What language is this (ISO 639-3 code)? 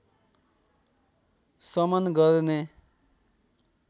nep